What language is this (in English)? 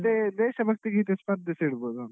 Kannada